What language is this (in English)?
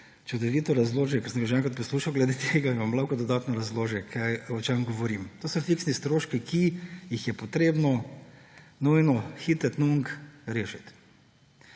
Slovenian